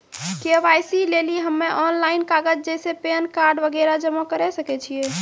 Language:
Maithili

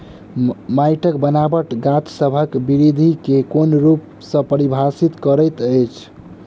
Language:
Maithili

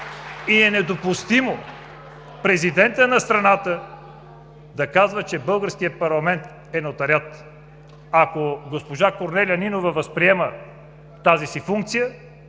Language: Bulgarian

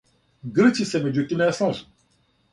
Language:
Serbian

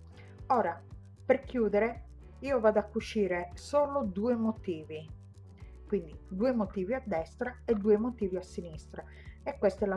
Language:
Italian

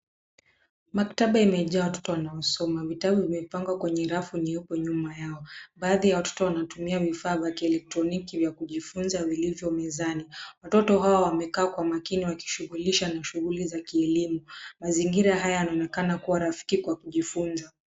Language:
Swahili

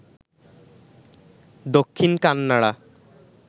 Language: Bangla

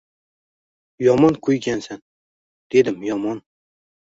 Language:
Uzbek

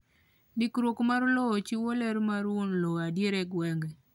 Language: Luo (Kenya and Tanzania)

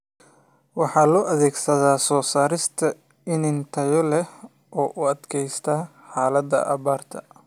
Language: Somali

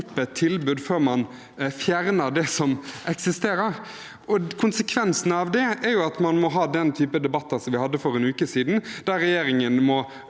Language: Norwegian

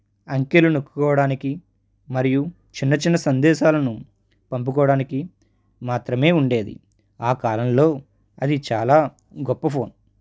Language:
Telugu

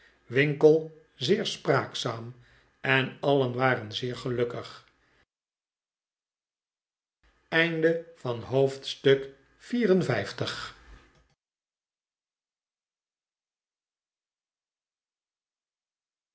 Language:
Dutch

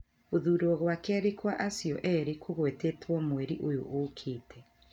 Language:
Kikuyu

